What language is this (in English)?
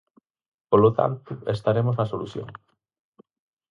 Galician